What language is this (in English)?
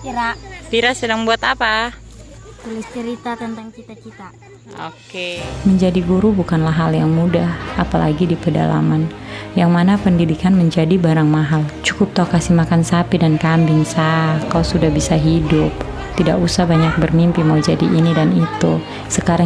Indonesian